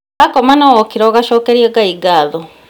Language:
Kikuyu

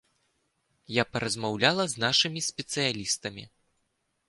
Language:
Belarusian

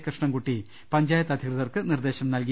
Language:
Malayalam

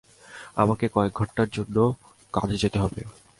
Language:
Bangla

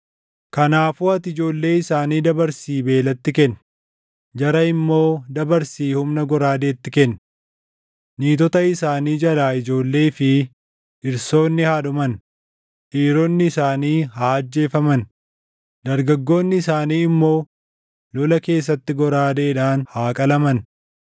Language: Oromo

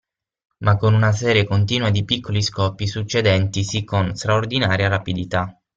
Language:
Italian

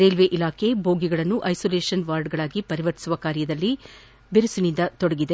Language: Kannada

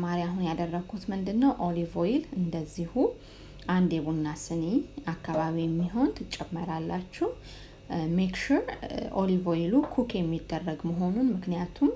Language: Romanian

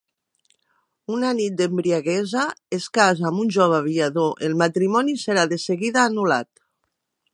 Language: Catalan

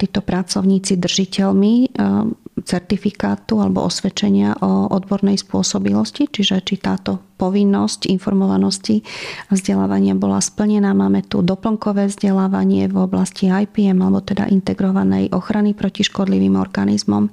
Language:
Slovak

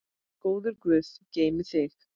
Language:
Icelandic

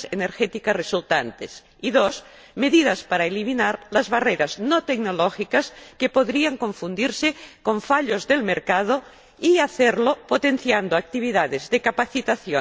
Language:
Spanish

